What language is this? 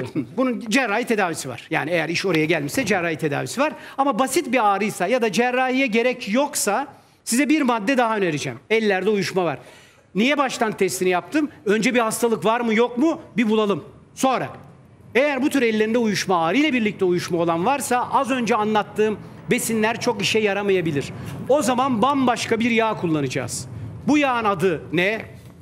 Turkish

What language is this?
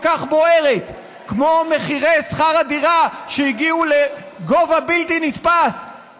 Hebrew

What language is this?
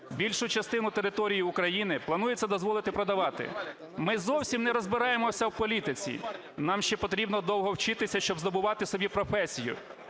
Ukrainian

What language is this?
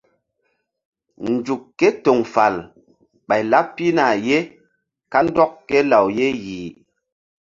Mbum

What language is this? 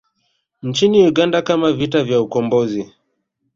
Swahili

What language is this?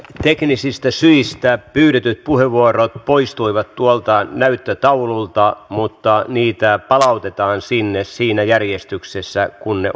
Finnish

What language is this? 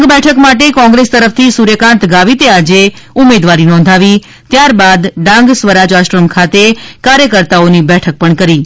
Gujarati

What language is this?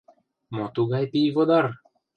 Mari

